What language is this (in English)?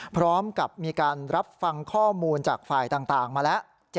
Thai